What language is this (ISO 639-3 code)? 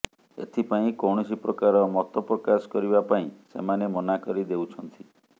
ori